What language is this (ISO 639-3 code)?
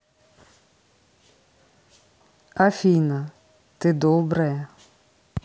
rus